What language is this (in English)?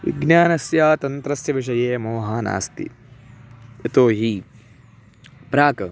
Sanskrit